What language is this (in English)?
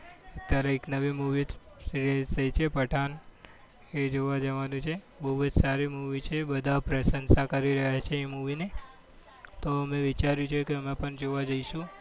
Gujarati